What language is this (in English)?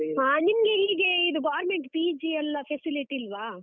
Kannada